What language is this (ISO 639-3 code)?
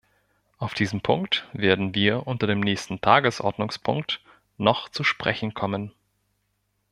deu